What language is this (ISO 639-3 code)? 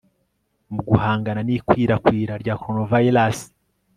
kin